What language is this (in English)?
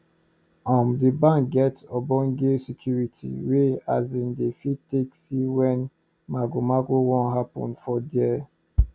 Nigerian Pidgin